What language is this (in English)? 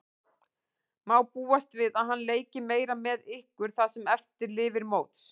Icelandic